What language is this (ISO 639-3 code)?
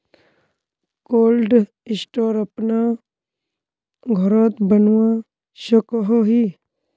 mag